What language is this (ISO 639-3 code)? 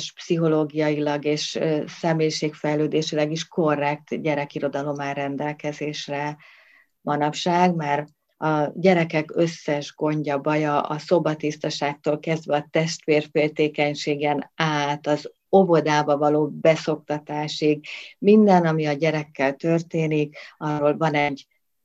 hun